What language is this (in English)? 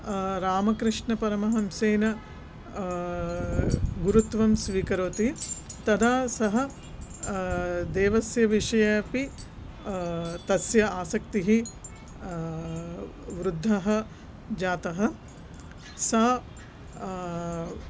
Sanskrit